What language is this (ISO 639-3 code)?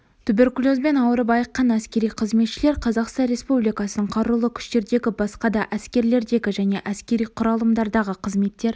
kaz